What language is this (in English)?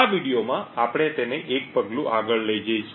Gujarati